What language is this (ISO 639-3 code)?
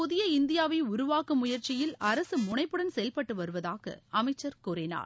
tam